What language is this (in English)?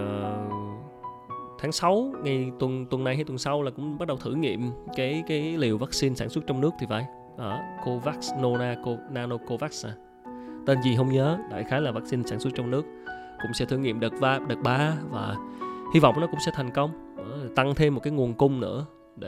Vietnamese